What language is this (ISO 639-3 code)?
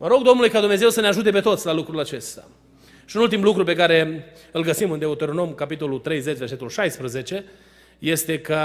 ron